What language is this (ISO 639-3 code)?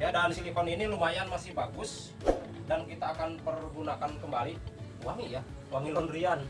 ind